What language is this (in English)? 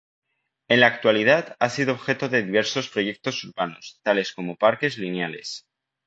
Spanish